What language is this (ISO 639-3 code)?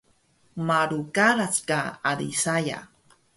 trv